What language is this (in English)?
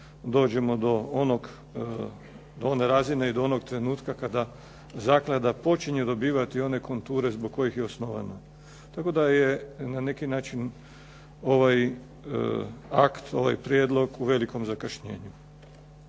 Croatian